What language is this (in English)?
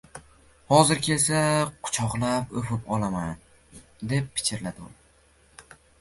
Uzbek